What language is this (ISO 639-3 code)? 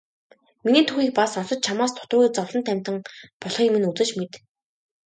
mon